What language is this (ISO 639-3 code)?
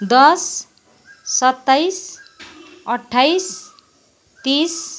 nep